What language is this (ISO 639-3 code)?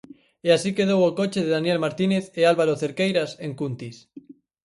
glg